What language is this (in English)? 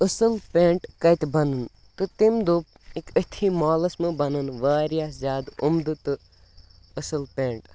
Kashmiri